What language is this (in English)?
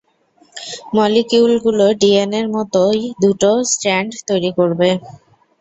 Bangla